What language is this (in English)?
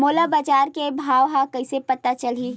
Chhattisgarhi